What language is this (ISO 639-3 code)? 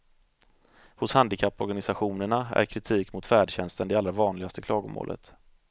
swe